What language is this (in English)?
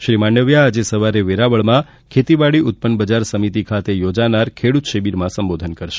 Gujarati